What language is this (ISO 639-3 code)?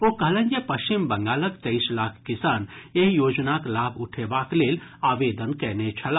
mai